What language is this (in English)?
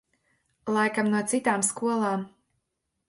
Latvian